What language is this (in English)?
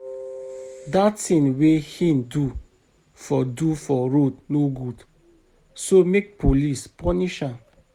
Nigerian Pidgin